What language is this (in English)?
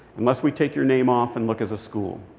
English